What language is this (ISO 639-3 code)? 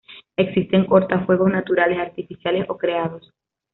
spa